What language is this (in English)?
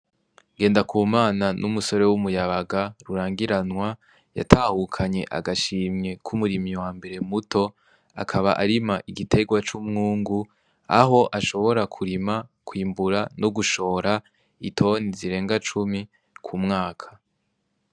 Rundi